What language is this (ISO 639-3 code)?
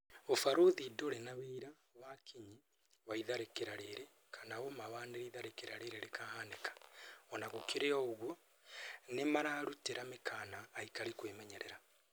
kik